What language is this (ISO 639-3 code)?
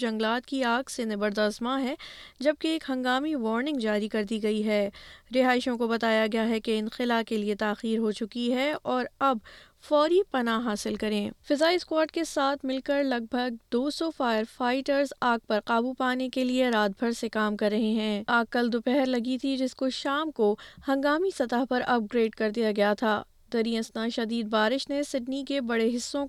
urd